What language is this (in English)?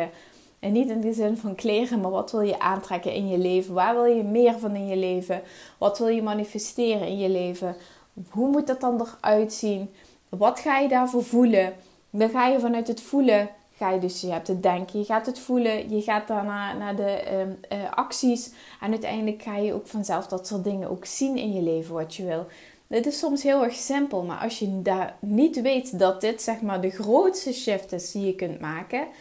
Dutch